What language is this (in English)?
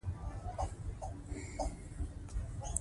Pashto